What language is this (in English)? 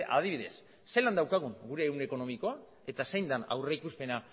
Basque